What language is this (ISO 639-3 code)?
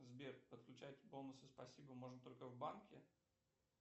rus